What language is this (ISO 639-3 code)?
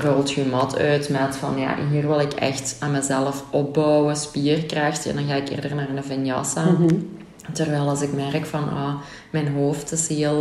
nld